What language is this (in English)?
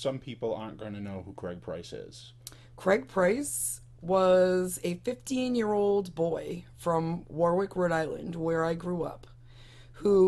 English